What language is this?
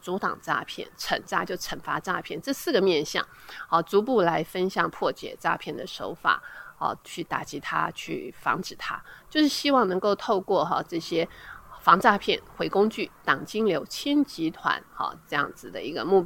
Chinese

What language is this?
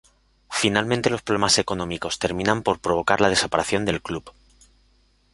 Spanish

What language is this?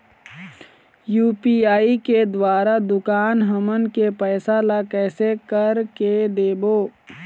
Chhattisgarhi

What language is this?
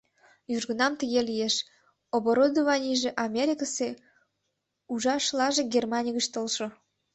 Mari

